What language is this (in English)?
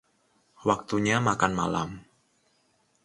Indonesian